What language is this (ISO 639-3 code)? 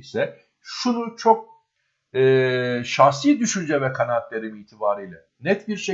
tur